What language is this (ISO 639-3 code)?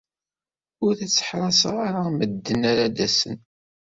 kab